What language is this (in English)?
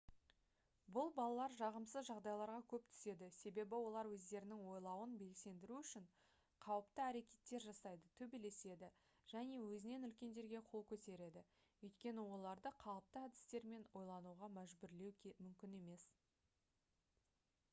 Kazakh